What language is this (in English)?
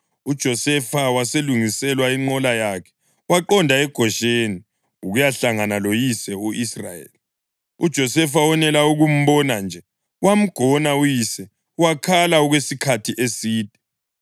North Ndebele